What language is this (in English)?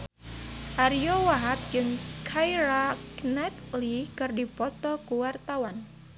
Sundanese